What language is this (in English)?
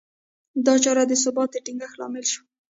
Pashto